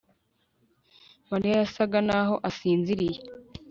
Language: Kinyarwanda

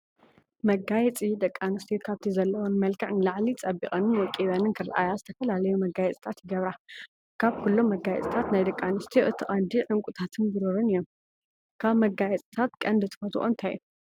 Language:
Tigrinya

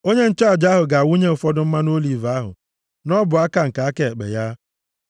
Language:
Igbo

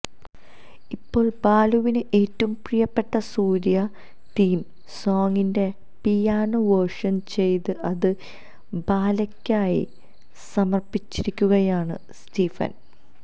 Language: Malayalam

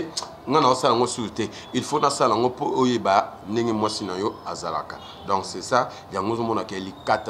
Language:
French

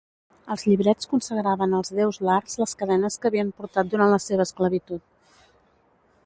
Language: Catalan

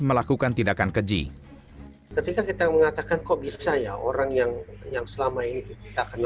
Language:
Indonesian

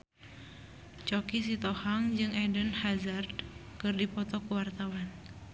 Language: Sundanese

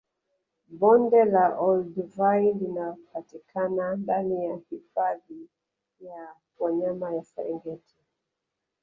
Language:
Swahili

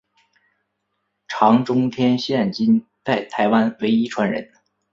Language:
Chinese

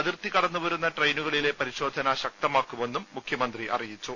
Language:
Malayalam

